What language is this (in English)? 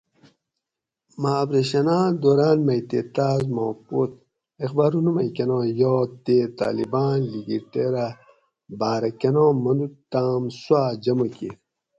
Gawri